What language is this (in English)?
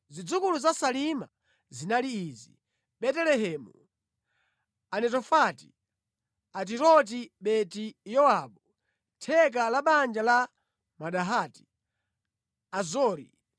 Nyanja